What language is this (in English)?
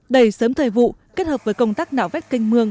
Vietnamese